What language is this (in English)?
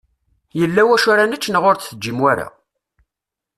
Kabyle